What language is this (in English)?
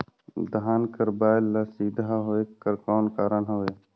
Chhattisgarhi